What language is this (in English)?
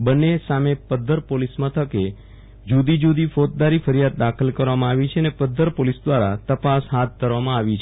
Gujarati